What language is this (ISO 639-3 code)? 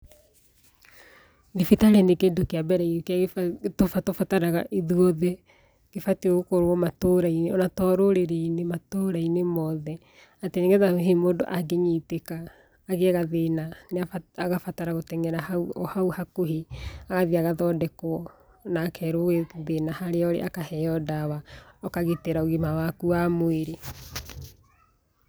kik